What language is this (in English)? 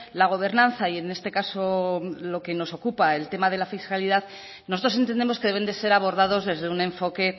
Spanish